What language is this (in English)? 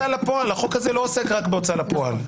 Hebrew